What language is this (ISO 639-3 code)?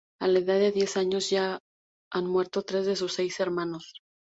spa